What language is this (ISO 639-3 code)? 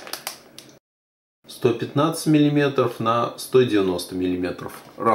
rus